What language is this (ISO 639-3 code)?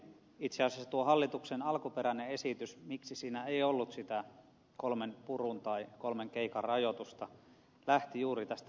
fin